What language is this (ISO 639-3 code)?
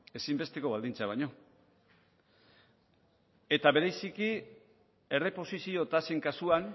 eus